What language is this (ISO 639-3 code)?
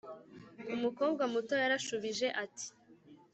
kin